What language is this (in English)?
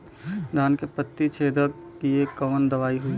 Bhojpuri